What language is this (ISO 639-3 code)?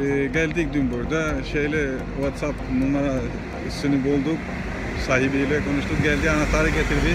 tur